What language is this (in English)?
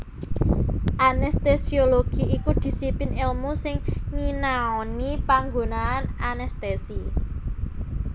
Javanese